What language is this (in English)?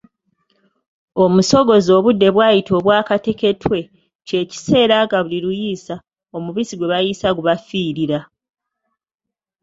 Ganda